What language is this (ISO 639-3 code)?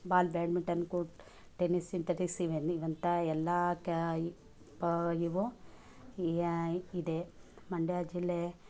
kan